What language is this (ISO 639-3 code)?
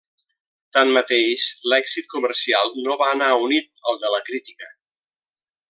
cat